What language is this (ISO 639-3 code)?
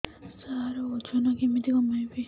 ori